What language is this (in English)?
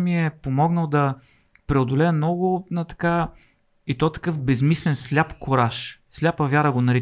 Bulgarian